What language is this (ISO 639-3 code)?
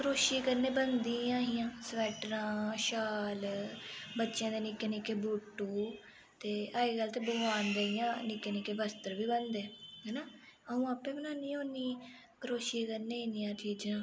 doi